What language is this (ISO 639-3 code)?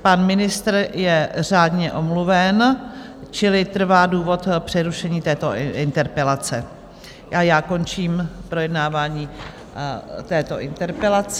ces